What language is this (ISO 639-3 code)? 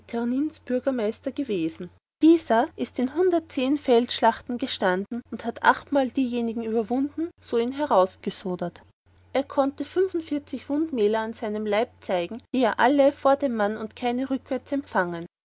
deu